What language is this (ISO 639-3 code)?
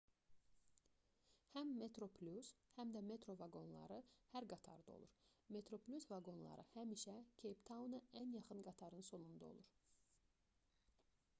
aze